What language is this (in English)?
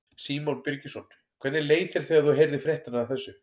Icelandic